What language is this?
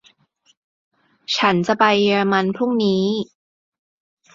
Thai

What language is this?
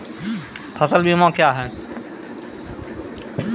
Maithili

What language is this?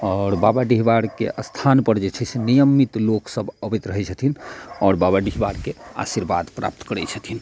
Maithili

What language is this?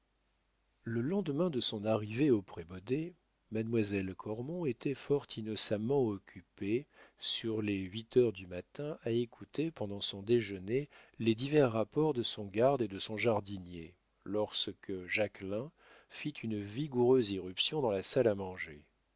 French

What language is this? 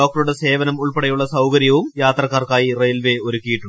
Malayalam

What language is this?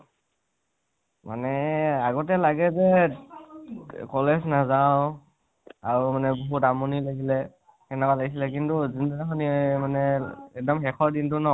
Assamese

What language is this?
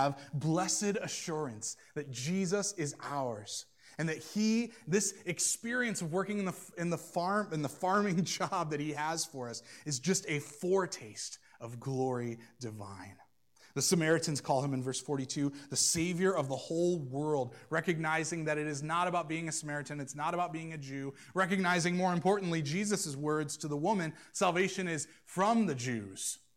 English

